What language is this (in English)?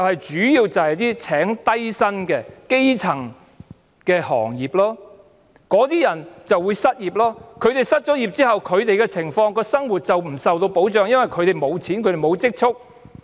Cantonese